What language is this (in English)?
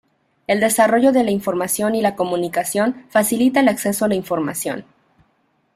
Spanish